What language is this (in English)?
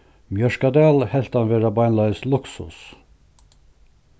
Faroese